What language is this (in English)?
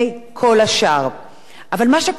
Hebrew